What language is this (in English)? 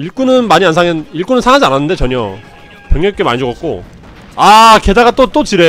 Korean